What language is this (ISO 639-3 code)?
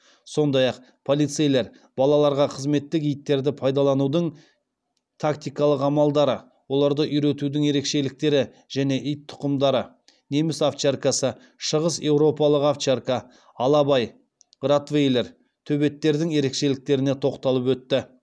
kaz